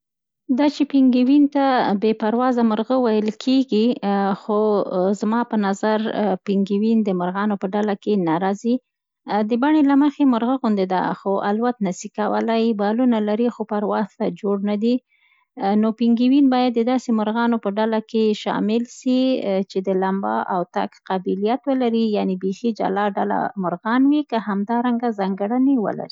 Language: Central Pashto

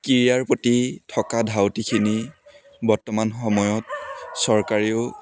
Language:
Assamese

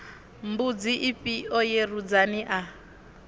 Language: Venda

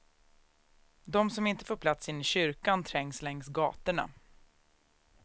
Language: Swedish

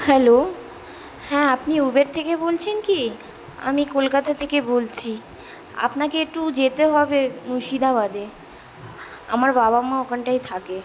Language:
Bangla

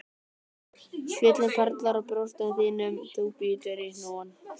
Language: Icelandic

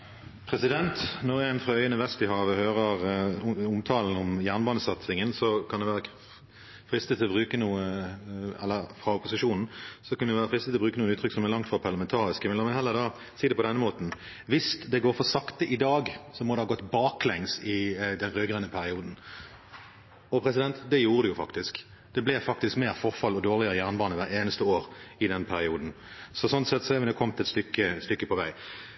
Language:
Norwegian Bokmål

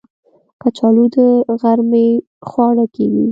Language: Pashto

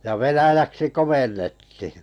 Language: Finnish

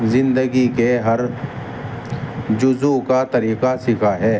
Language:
Urdu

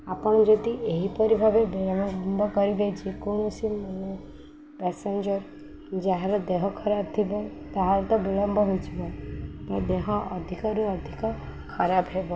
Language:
Odia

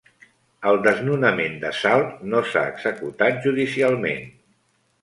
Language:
Catalan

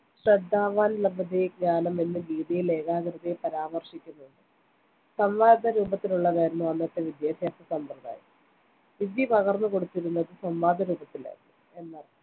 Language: Malayalam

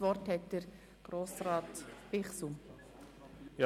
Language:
Swiss German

